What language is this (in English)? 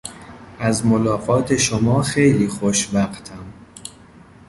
Persian